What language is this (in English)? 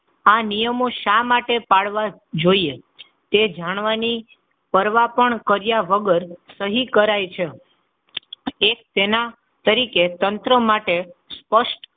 Gujarati